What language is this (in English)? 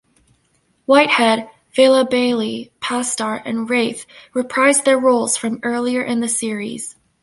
English